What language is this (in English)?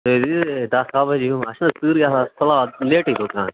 Kashmiri